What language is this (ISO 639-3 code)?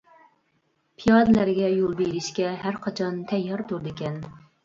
uig